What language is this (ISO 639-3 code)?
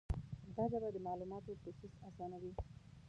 pus